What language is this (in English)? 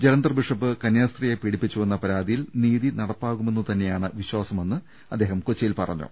Malayalam